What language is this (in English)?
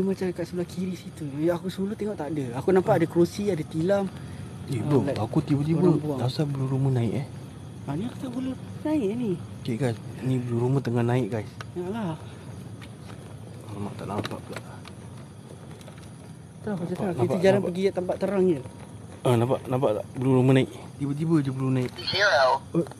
Malay